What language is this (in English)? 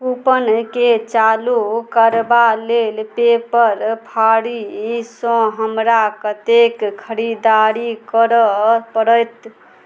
Maithili